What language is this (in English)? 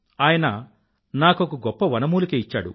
Telugu